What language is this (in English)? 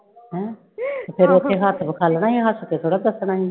Punjabi